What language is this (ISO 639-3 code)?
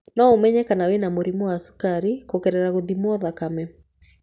kik